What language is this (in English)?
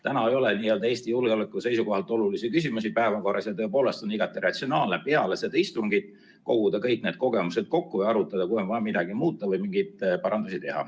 Estonian